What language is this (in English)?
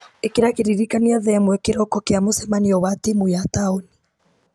Kikuyu